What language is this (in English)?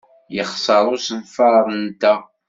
Kabyle